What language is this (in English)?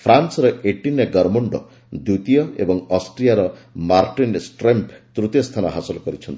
Odia